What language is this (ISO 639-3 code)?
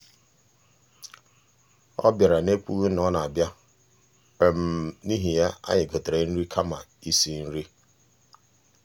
ibo